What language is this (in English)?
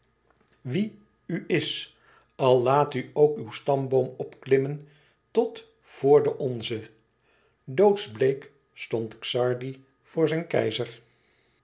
Dutch